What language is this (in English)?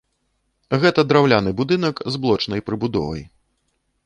Belarusian